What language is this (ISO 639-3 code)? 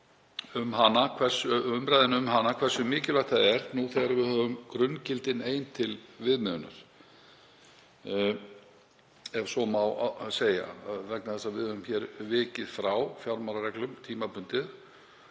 isl